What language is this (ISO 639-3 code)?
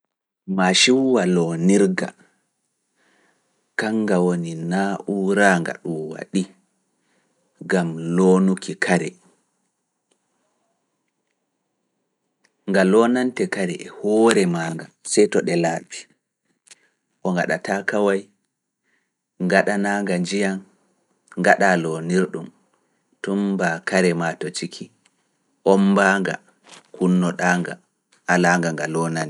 ful